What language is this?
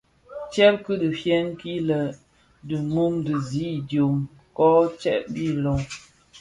Bafia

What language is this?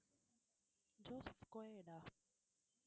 Tamil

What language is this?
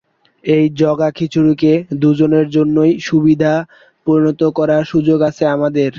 Bangla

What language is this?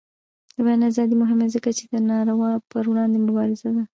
Pashto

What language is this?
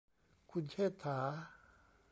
Thai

